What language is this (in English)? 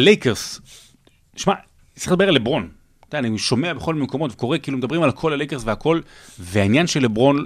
Hebrew